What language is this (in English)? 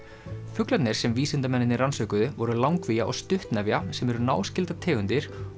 Icelandic